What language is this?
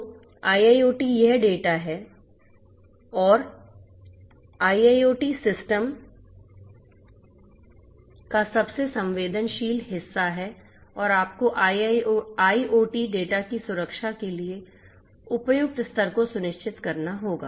Hindi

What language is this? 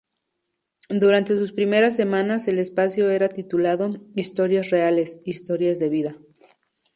Spanish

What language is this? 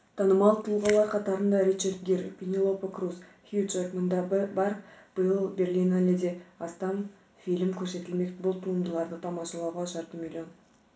Kazakh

